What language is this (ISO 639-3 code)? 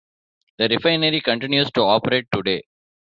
eng